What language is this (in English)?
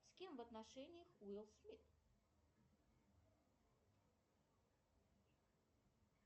Russian